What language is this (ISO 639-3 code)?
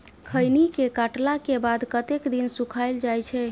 mai